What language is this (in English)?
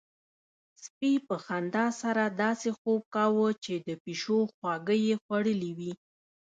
Pashto